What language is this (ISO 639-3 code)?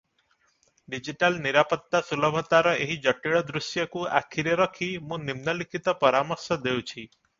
ori